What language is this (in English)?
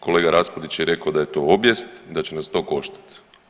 Croatian